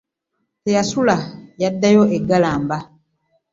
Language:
Ganda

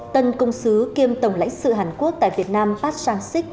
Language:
Vietnamese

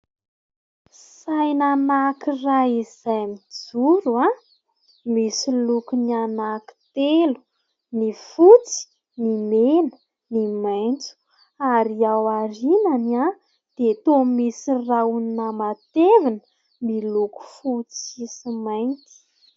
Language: Malagasy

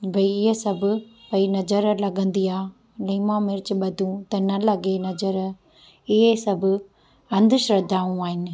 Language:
Sindhi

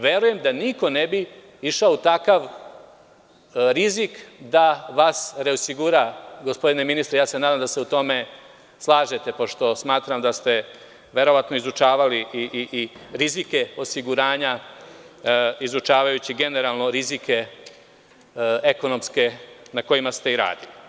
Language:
Serbian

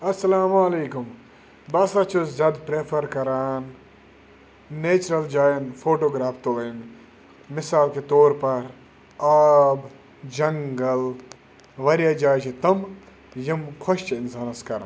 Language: Kashmiri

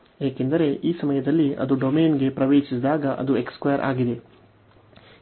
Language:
Kannada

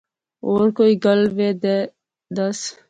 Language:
Pahari-Potwari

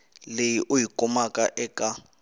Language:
Tsonga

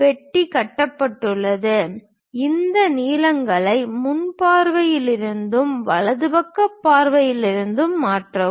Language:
Tamil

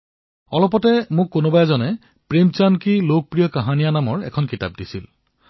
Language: Assamese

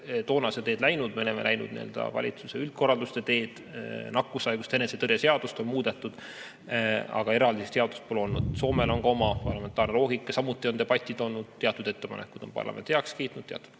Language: Estonian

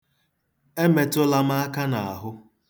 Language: Igbo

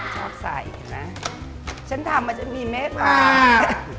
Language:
Thai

